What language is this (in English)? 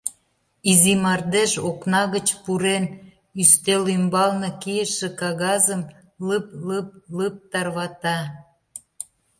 Mari